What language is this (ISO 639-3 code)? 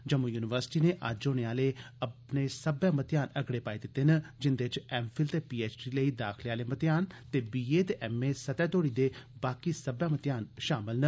doi